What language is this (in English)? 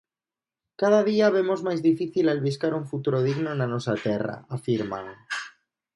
Galician